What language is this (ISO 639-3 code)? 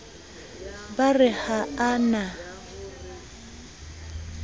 sot